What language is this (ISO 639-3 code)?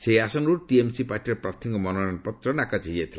ori